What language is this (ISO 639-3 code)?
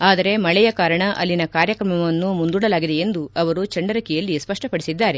kan